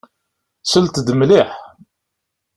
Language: Kabyle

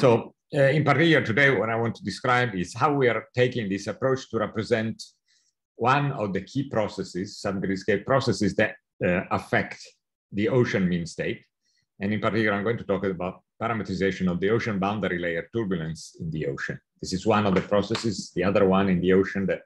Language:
English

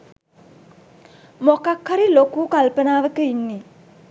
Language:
Sinhala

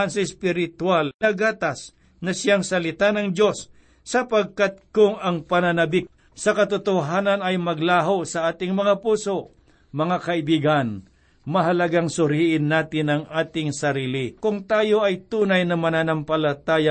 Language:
Filipino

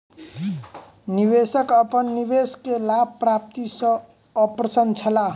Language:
Maithili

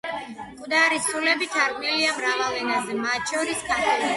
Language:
Georgian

